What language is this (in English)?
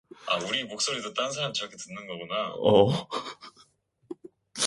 Korean